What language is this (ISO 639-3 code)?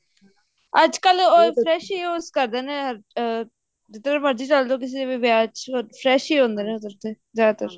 pan